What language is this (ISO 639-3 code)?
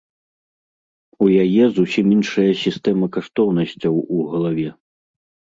bel